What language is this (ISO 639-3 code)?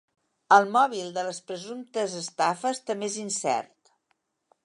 cat